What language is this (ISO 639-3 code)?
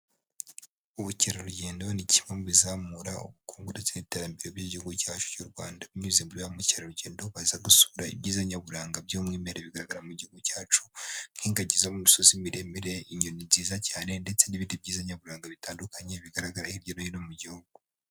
kin